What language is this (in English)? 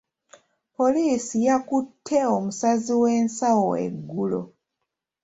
Ganda